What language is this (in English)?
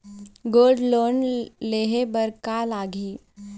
Chhattisgarhi